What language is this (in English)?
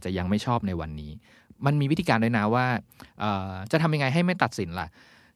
Thai